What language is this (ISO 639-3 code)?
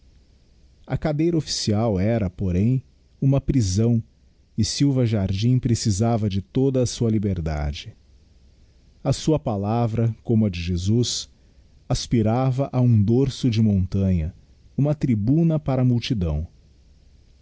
por